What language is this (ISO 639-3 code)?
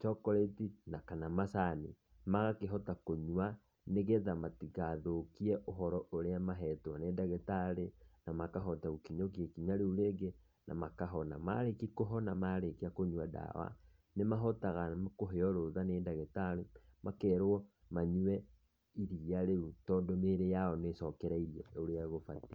kik